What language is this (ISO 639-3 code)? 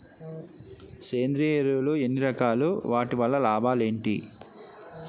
tel